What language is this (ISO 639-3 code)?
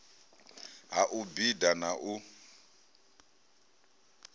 ven